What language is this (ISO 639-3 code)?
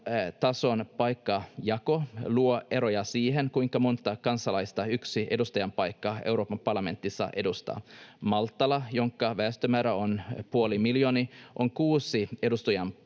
fin